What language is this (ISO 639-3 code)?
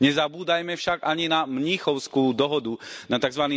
slk